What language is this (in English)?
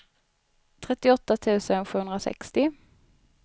Swedish